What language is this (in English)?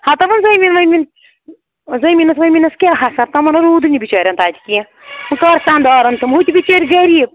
Kashmiri